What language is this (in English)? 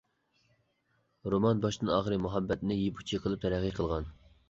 Uyghur